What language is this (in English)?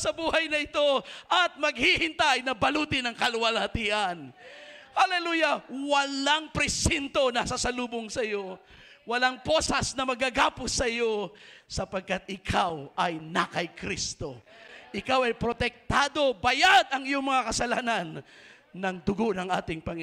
Filipino